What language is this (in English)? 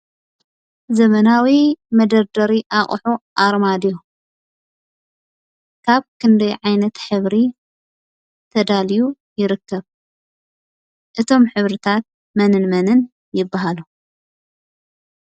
Tigrinya